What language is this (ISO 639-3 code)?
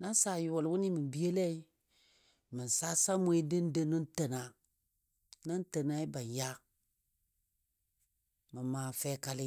dbd